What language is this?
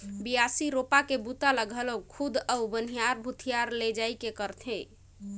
Chhattisgarhi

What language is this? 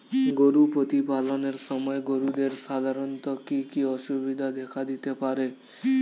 Bangla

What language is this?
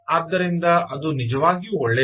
Kannada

